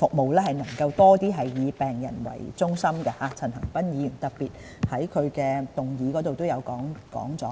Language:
Cantonese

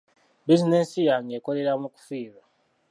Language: Ganda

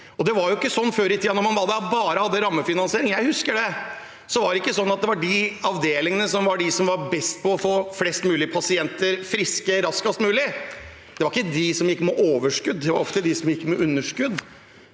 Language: Norwegian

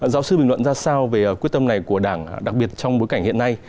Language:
Vietnamese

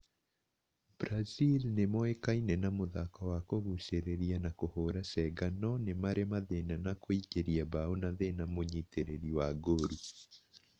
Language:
Kikuyu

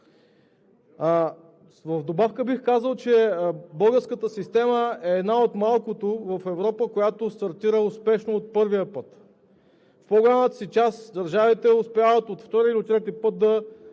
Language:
Bulgarian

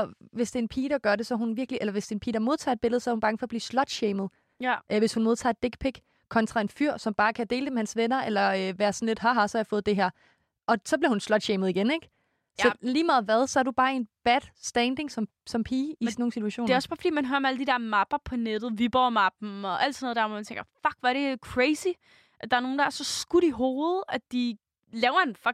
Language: Danish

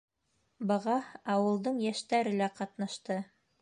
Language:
Bashkir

